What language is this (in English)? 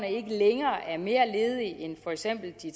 Danish